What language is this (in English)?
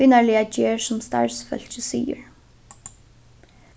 Faroese